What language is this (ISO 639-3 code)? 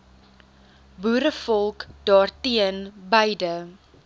afr